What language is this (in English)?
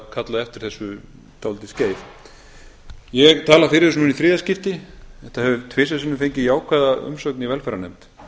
Icelandic